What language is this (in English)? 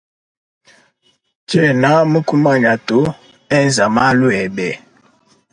Luba-Lulua